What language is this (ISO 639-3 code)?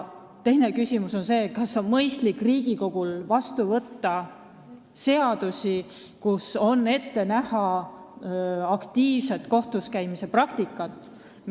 est